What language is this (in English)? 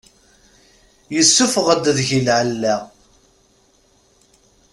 Kabyle